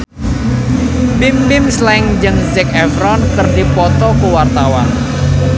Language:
Sundanese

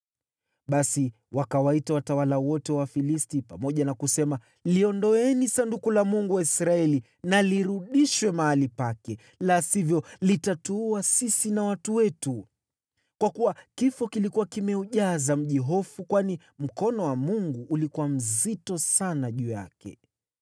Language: Swahili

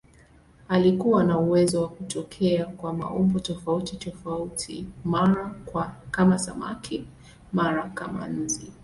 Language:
Swahili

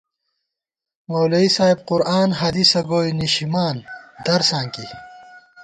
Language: Gawar-Bati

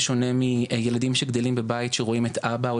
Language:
Hebrew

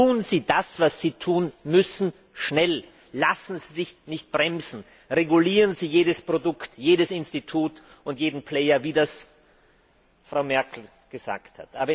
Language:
German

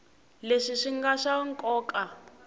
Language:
Tsonga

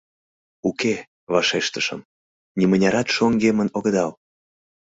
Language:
Mari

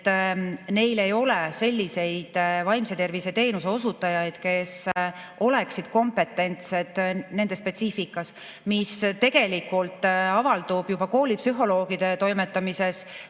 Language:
Estonian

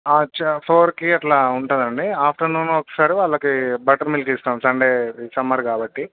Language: Telugu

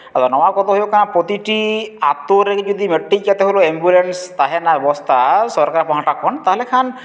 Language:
Santali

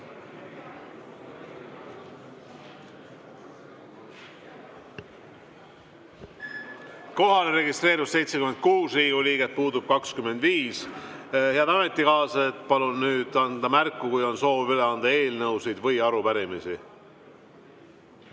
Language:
Estonian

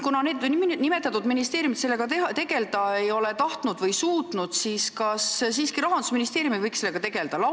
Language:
Estonian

